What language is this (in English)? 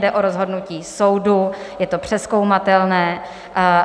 Czech